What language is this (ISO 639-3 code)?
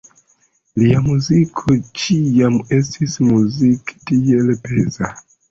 epo